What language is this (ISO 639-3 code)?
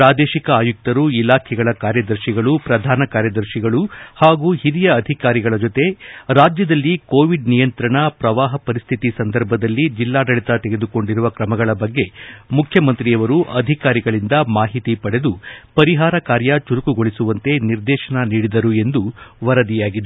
kan